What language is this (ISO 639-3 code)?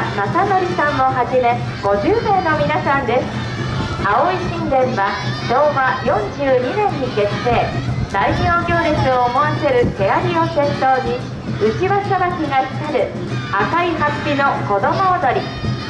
jpn